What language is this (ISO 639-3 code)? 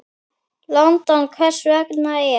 isl